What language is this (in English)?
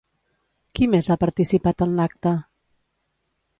Catalan